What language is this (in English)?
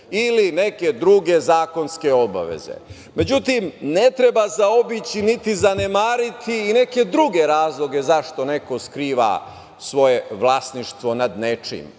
Serbian